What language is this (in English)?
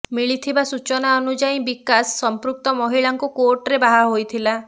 Odia